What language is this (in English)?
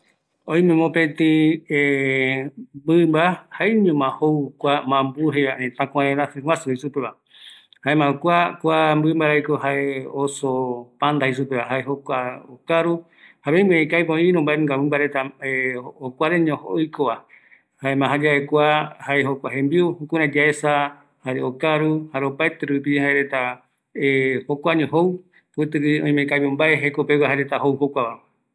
Eastern Bolivian Guaraní